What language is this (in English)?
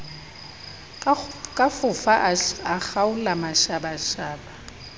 Southern Sotho